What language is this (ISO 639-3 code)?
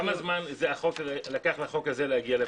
heb